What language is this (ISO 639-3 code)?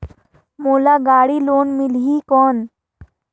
hne